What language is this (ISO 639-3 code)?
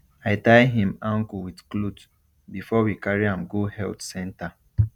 pcm